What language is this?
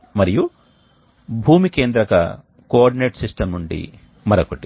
Telugu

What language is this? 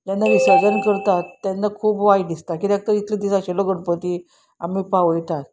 Konkani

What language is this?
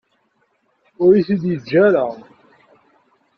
Kabyle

